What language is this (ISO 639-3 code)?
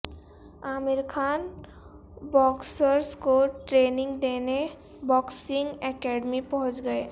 urd